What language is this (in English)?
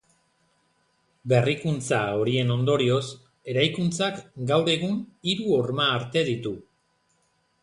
Basque